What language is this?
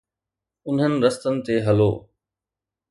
Sindhi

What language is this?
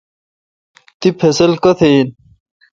Kalkoti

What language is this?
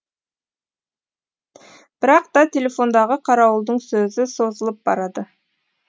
Kazakh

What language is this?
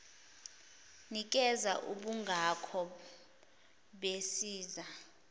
Zulu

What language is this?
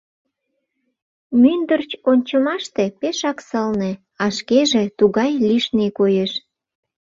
Mari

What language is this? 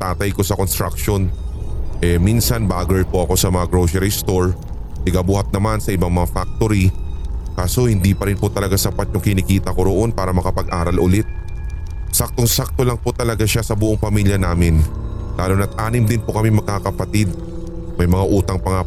Filipino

